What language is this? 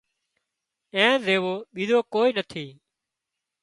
Wadiyara Koli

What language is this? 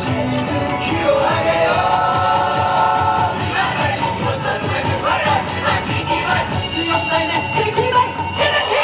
Japanese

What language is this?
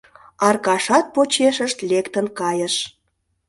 Mari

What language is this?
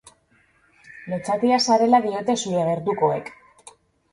Basque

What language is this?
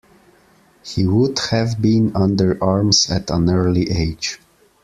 English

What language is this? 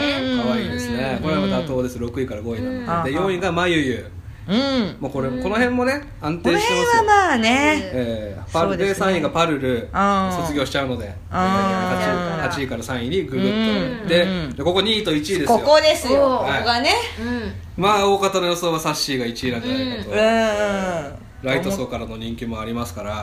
Japanese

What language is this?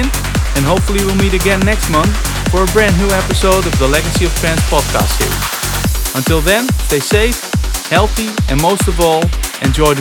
English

